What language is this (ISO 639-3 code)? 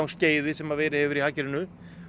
isl